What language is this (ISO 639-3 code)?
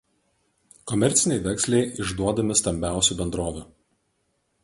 lit